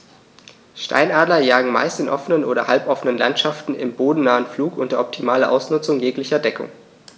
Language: German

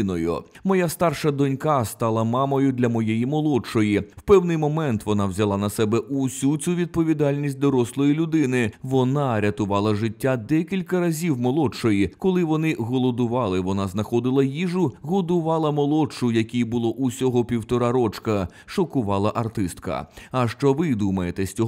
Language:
Ukrainian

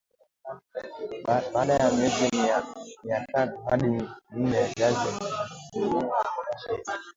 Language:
Swahili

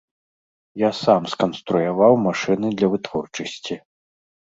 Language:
Belarusian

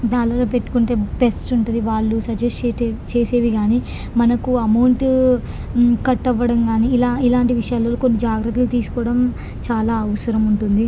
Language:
Telugu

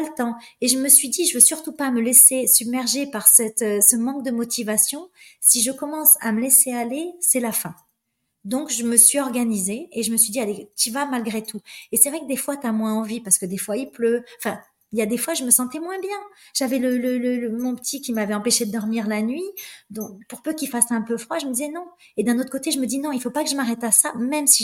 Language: French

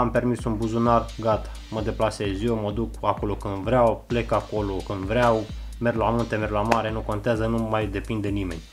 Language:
Romanian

